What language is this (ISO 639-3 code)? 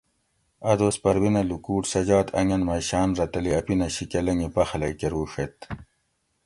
gwc